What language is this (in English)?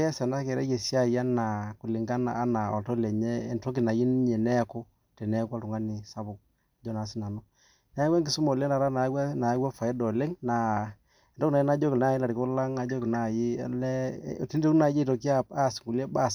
Masai